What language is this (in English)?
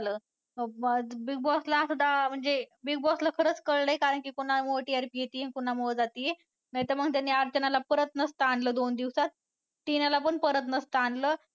Marathi